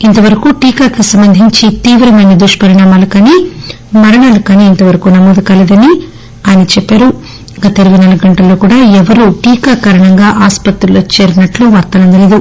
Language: Telugu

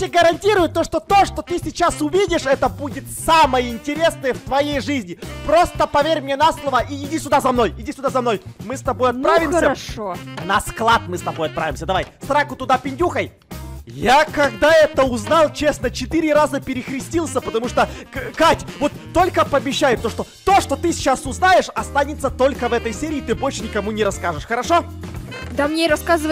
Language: Russian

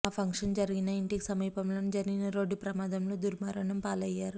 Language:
Telugu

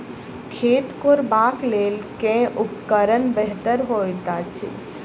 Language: Maithili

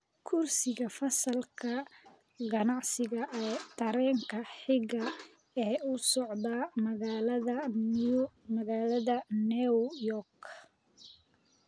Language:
Somali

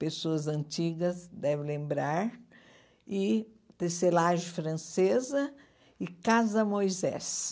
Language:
Portuguese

